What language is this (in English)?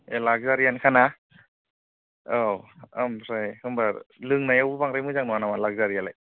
Bodo